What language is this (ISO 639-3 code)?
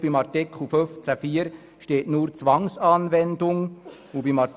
gsw